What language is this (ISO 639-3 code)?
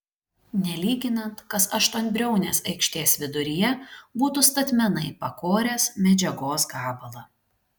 lit